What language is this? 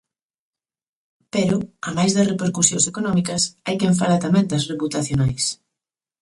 Galician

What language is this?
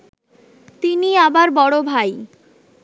Bangla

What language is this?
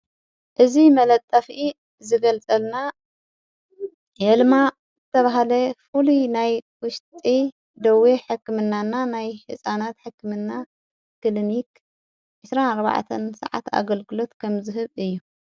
Tigrinya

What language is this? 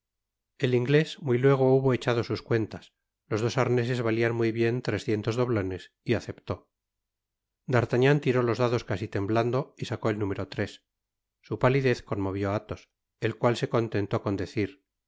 Spanish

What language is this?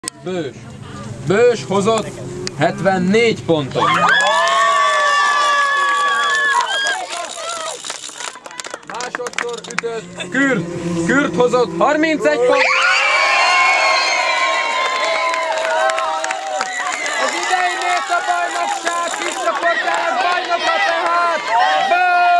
Hungarian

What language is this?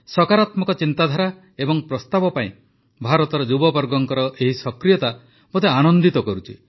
Odia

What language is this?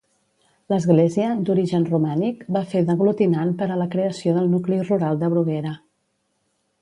Catalan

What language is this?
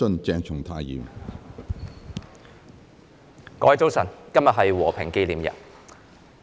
Cantonese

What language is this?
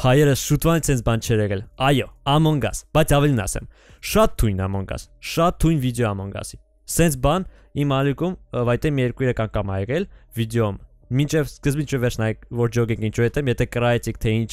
Turkish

